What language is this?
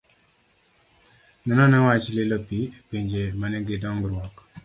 Luo (Kenya and Tanzania)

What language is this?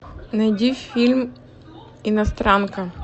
Russian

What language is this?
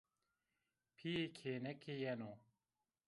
Zaza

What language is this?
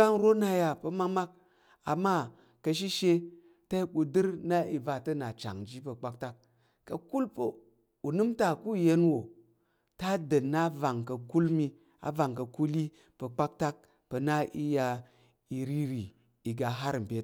Tarok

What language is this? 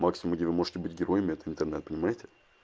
Russian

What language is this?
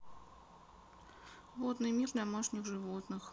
Russian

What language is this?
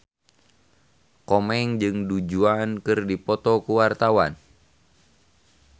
Sundanese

